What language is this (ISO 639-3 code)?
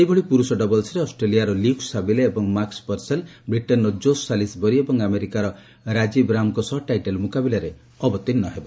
ori